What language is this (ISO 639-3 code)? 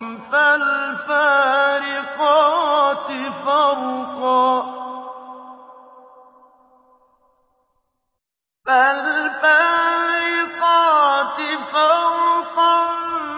ara